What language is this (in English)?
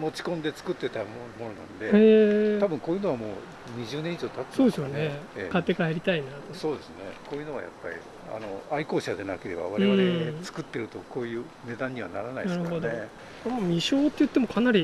Japanese